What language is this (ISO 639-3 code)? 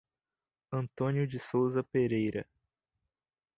por